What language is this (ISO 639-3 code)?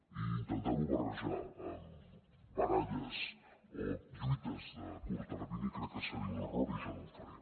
cat